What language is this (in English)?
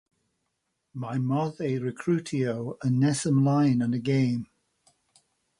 Welsh